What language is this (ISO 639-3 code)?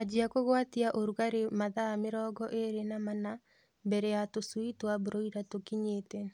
kik